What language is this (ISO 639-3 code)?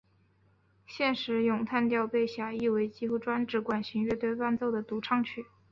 zho